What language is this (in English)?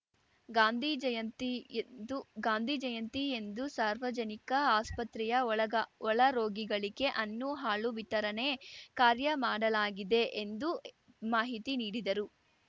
Kannada